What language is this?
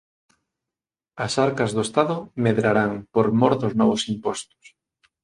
Galician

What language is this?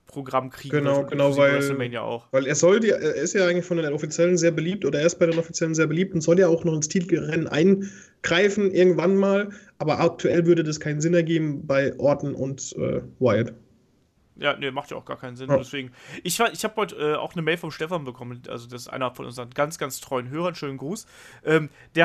German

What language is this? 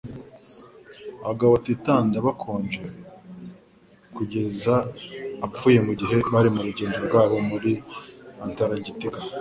Kinyarwanda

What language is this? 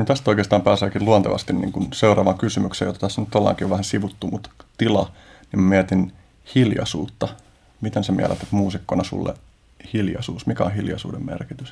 Finnish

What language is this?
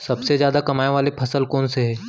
Chhattisgarhi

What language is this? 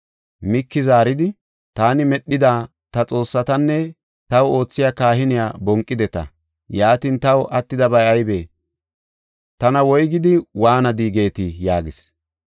Gofa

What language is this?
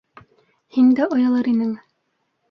Bashkir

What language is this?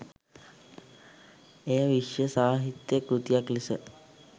Sinhala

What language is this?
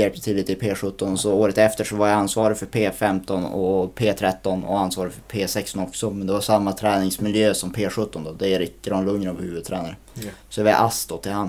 Swedish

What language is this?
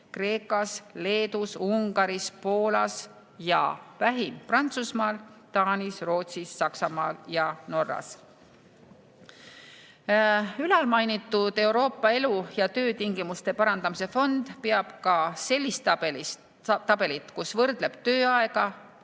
Estonian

